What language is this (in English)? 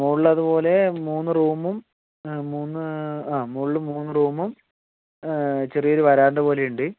Malayalam